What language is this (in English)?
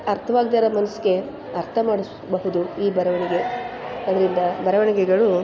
Kannada